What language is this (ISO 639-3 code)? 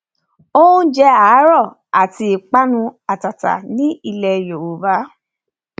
yor